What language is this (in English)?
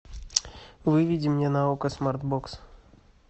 Russian